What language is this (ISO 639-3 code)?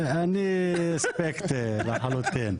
heb